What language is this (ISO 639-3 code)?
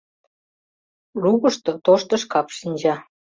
chm